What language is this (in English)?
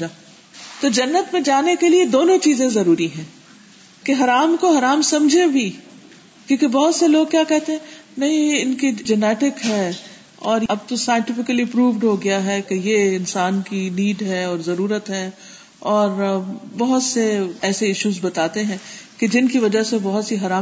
Urdu